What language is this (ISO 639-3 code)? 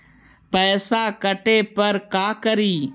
mag